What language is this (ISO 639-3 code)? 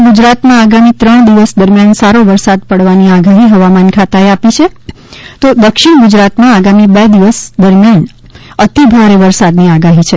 guj